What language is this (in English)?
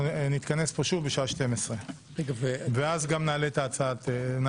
Hebrew